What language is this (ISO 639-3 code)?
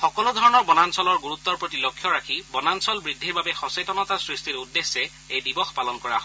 asm